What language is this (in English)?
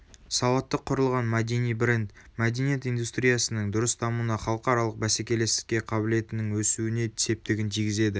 Kazakh